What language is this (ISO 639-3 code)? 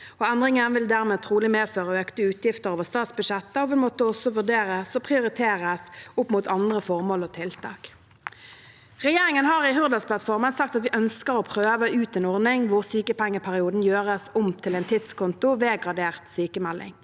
nor